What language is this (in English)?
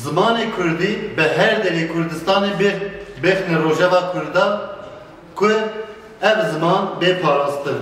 Turkish